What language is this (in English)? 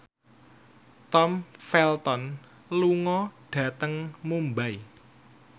Javanese